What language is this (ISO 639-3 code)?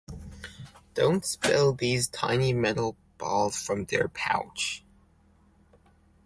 eng